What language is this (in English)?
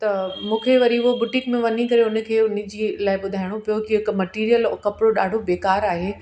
Sindhi